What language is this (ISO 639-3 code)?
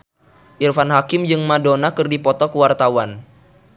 sun